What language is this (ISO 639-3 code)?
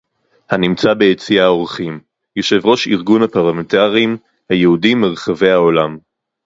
heb